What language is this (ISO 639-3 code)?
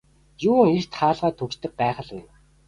mon